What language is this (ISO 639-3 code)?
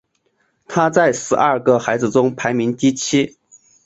zho